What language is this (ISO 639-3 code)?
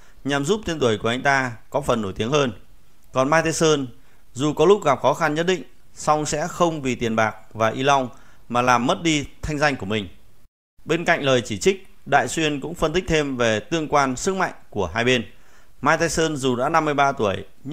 vie